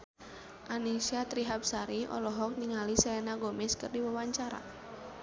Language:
Sundanese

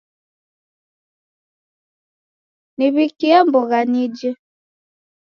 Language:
Taita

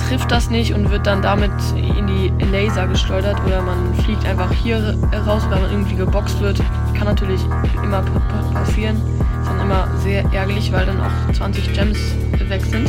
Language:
German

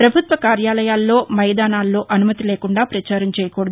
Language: Telugu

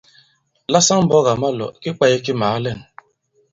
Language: Bankon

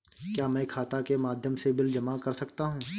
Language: Hindi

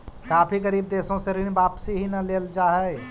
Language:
Magahi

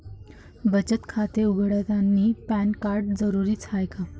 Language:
Marathi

